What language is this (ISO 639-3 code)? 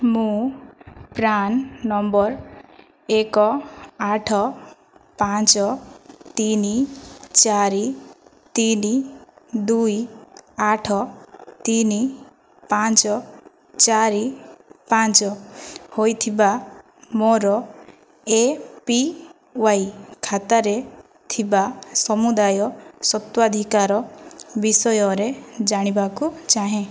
ori